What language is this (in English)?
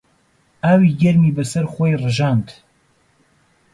Central Kurdish